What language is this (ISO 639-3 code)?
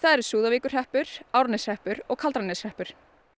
isl